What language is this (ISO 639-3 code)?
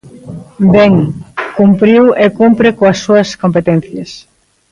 glg